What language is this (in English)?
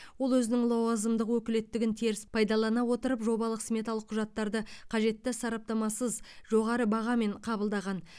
Kazakh